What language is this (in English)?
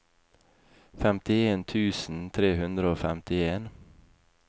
Norwegian